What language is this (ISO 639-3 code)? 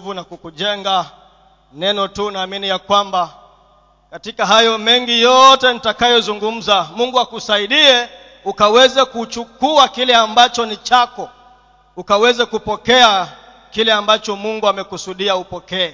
swa